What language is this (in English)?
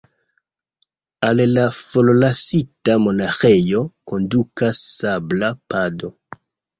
Esperanto